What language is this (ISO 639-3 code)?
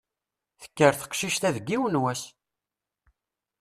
kab